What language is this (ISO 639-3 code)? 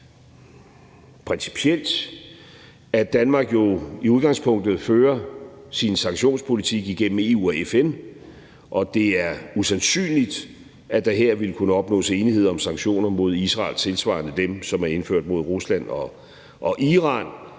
dan